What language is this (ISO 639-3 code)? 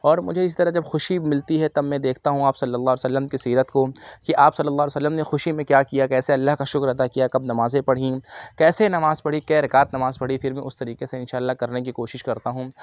urd